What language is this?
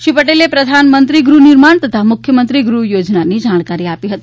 Gujarati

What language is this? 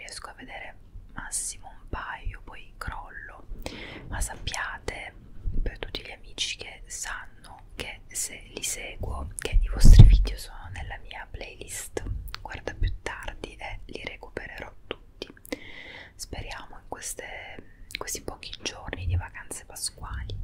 Italian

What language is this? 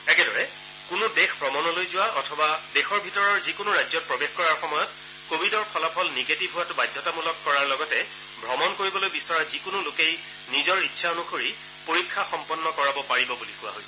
Assamese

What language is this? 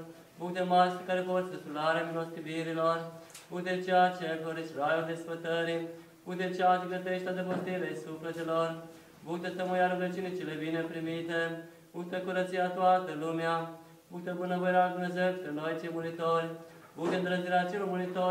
Romanian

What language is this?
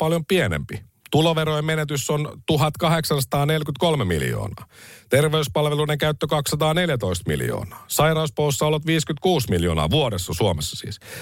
Finnish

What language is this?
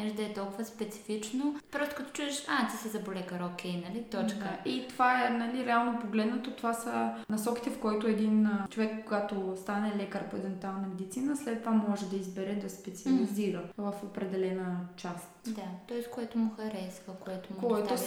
Bulgarian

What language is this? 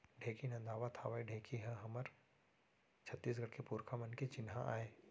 Chhattisgarhi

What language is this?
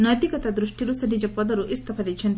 Odia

